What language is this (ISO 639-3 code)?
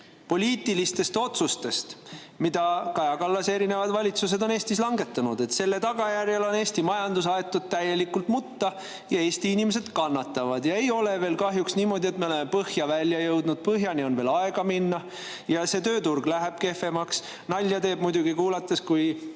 est